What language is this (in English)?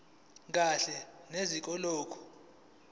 Zulu